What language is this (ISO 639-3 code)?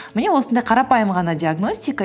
kaz